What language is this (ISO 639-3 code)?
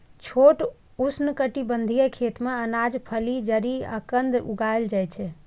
mai